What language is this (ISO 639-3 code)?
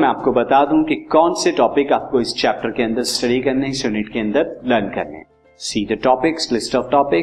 hin